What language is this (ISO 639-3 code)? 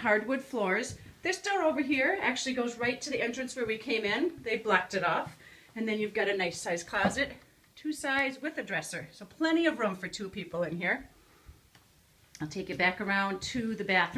eng